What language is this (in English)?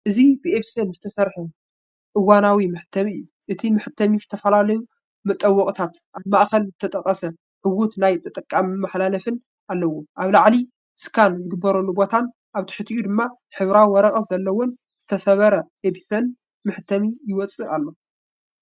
Tigrinya